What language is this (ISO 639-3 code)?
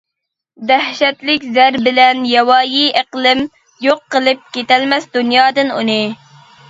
uig